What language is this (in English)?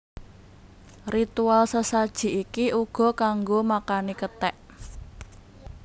Javanese